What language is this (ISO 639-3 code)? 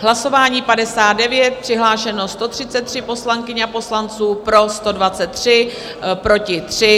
ces